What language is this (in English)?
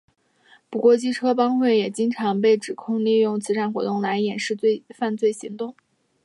Chinese